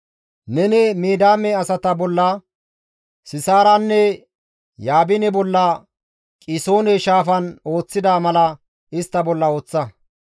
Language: Gamo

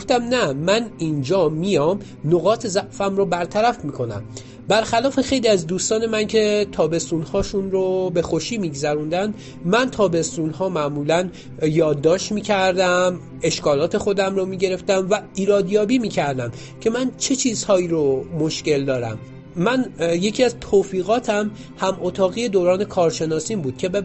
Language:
Persian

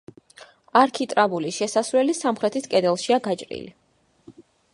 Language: Georgian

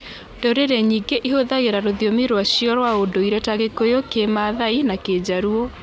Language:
Kikuyu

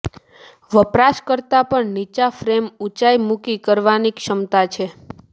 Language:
Gujarati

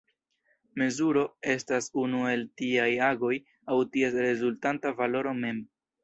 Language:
Esperanto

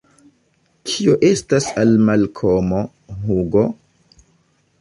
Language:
Esperanto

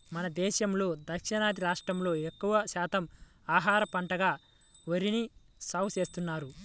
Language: Telugu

